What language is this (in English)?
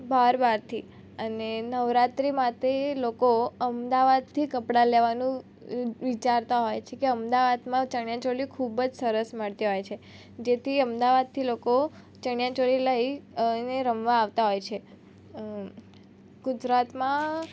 Gujarati